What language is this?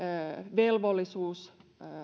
Finnish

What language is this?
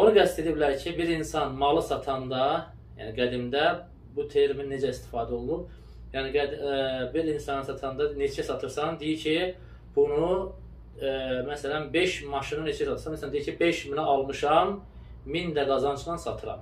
Turkish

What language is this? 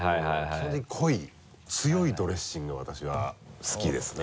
Japanese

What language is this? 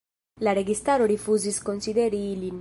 Esperanto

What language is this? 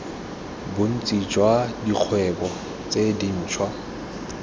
Tswana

